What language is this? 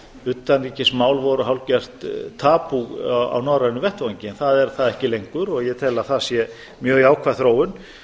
Icelandic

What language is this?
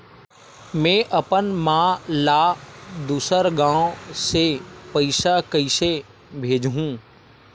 Chhattisgarhi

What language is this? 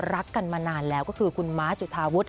Thai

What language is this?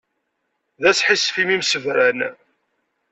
Kabyle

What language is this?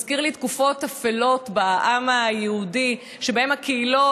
Hebrew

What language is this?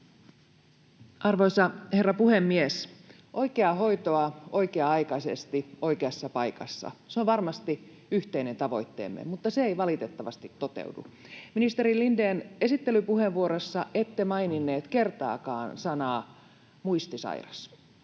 Finnish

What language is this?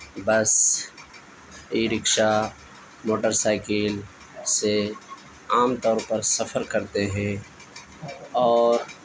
Urdu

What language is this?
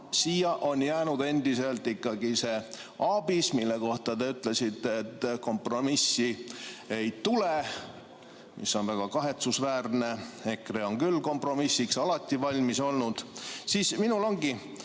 Estonian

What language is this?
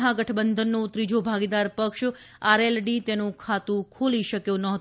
Gujarati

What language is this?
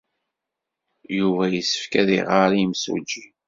Kabyle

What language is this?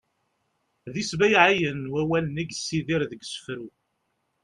Kabyle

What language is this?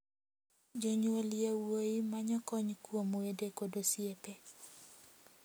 Luo (Kenya and Tanzania)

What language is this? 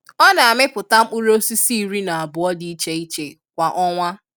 Igbo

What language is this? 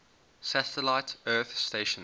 English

